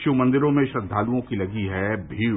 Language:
Hindi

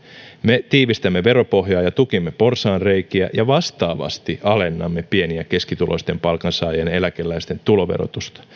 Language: Finnish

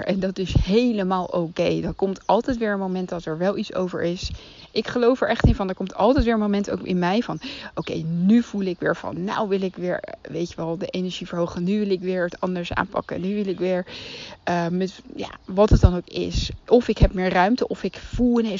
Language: Dutch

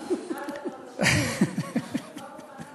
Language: Hebrew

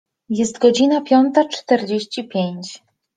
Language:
Polish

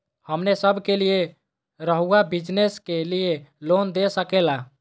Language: Magahi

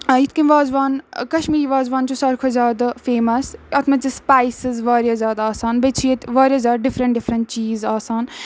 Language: Kashmiri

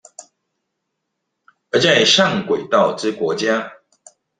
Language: Chinese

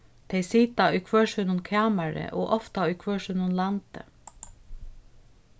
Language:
Faroese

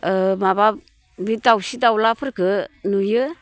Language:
Bodo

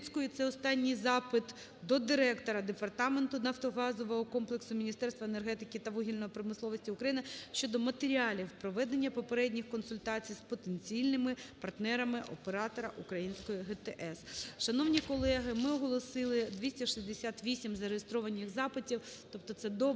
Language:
Ukrainian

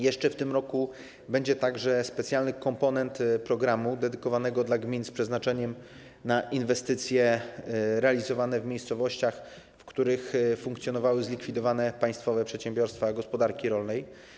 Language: Polish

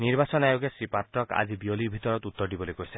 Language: Assamese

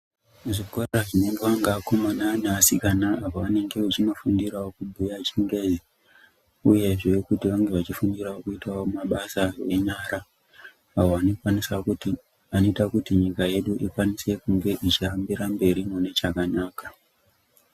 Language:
Ndau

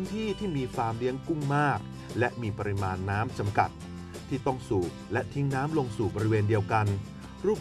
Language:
Thai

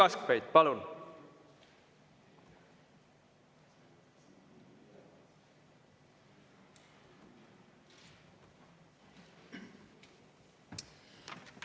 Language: Estonian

